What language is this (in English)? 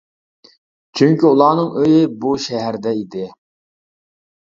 Uyghur